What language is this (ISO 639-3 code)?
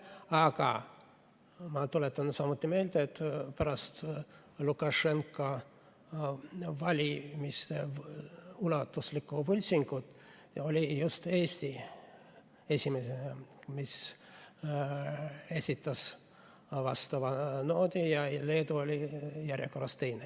est